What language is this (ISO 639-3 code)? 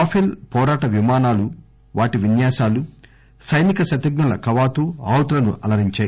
tel